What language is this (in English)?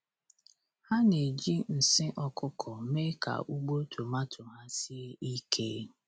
Igbo